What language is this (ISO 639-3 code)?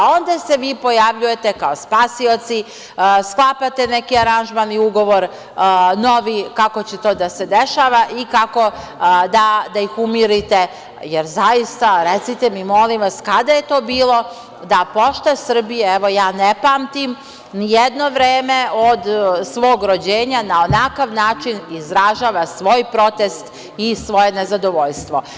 srp